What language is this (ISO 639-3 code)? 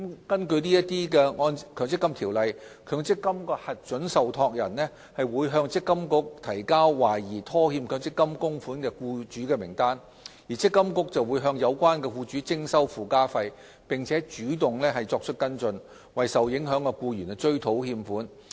yue